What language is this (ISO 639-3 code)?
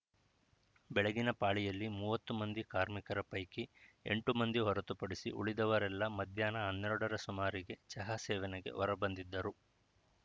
kan